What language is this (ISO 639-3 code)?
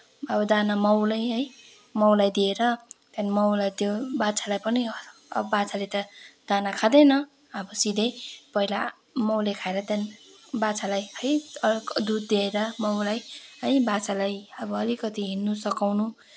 nep